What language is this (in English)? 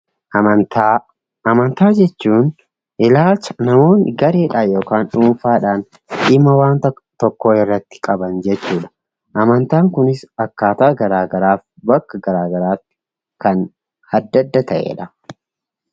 Oromo